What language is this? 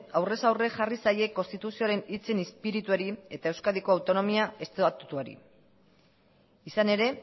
Basque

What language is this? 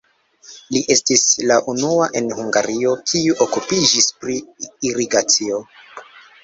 Esperanto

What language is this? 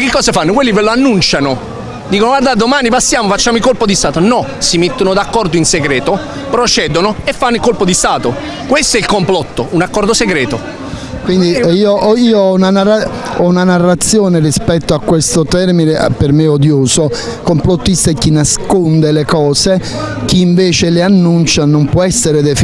Italian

